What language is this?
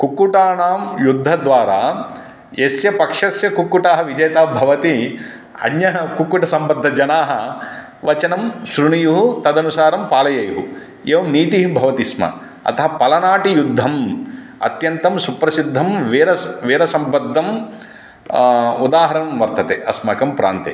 Sanskrit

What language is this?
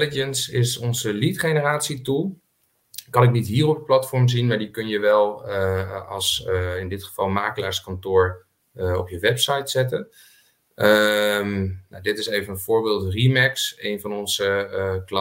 Dutch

